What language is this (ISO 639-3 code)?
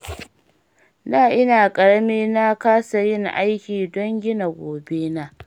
hau